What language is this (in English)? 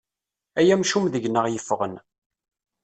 Kabyle